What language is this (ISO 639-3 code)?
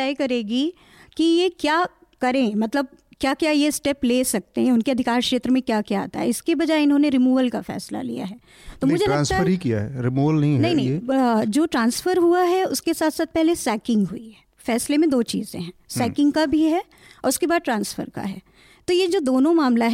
hin